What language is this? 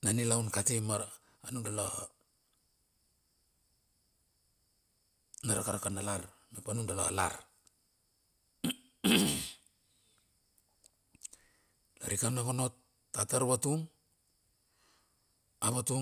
Bilur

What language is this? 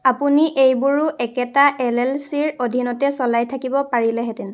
Assamese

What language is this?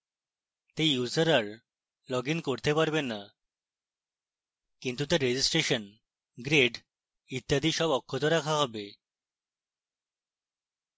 Bangla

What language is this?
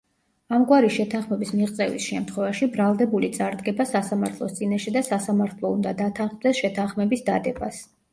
Georgian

